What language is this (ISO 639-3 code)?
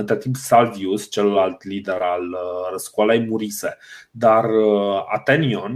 ron